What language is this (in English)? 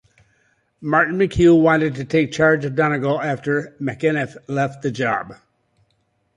English